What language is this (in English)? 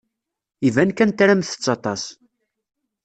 Kabyle